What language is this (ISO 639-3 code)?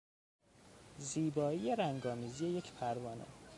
fas